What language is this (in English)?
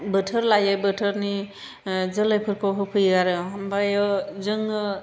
Bodo